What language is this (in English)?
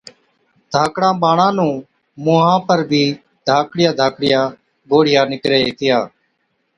Od